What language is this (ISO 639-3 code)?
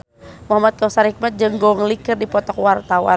sun